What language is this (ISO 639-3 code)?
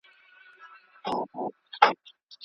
pus